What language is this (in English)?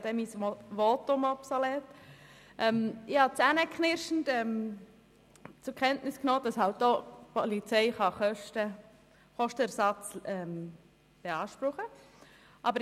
Swiss German